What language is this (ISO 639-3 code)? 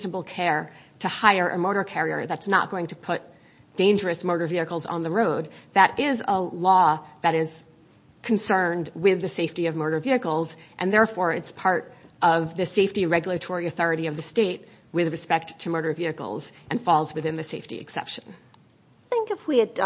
eng